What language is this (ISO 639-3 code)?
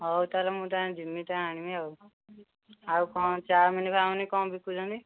ori